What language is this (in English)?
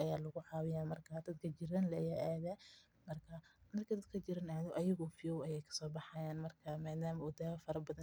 Somali